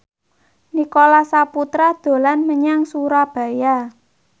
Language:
Javanese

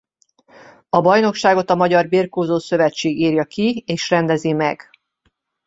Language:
Hungarian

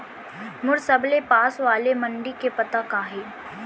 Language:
Chhattisgarhi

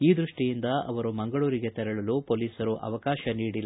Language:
Kannada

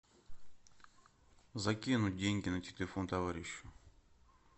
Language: Russian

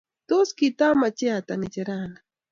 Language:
Kalenjin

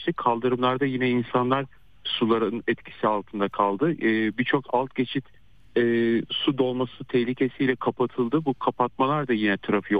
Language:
Turkish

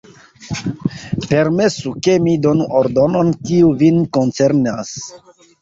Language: Esperanto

